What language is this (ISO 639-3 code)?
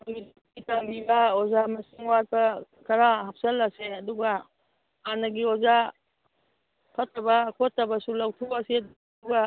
mni